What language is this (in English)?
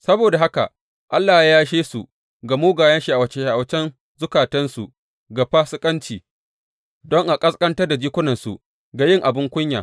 Hausa